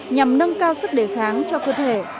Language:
Vietnamese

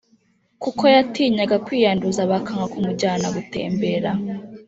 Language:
Kinyarwanda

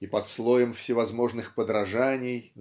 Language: Russian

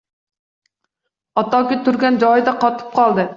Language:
Uzbek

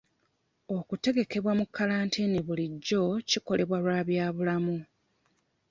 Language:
Ganda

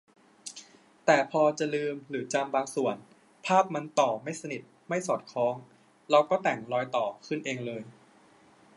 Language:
Thai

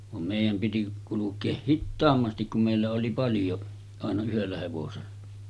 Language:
Finnish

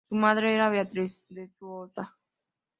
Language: Spanish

